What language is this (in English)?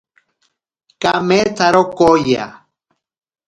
Ashéninka Perené